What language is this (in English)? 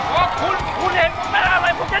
Thai